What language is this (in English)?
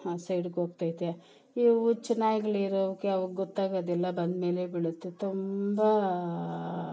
Kannada